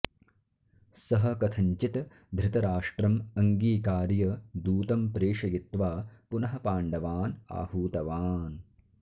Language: Sanskrit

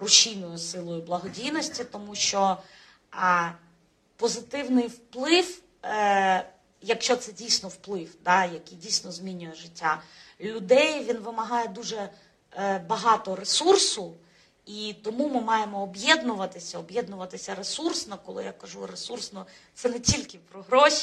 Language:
Ukrainian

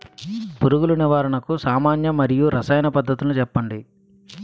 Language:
Telugu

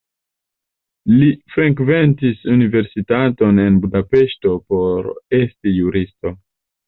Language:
Esperanto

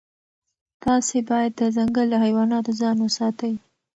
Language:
Pashto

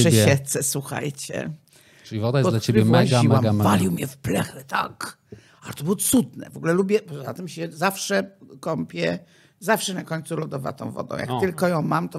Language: Polish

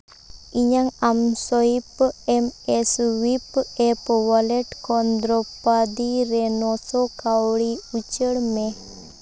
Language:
Santali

